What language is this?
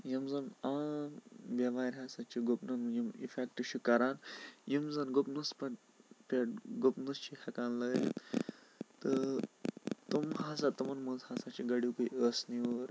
Kashmiri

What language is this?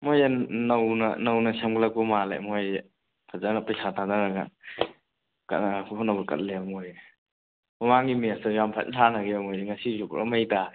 Manipuri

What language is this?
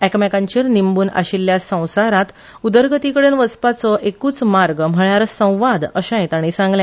Konkani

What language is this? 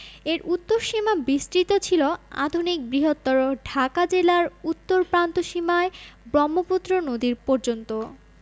Bangla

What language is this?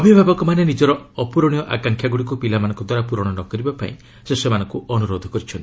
Odia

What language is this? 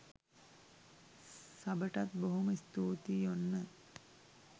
Sinhala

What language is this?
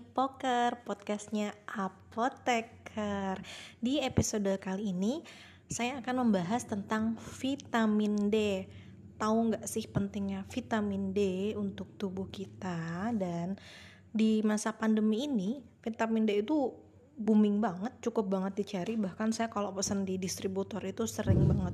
Indonesian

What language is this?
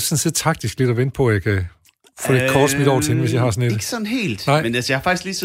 Danish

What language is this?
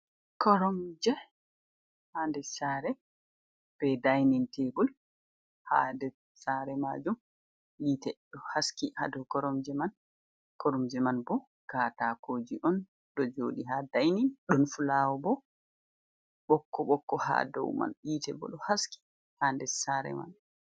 Fula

